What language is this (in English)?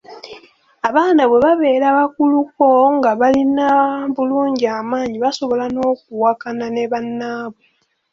Ganda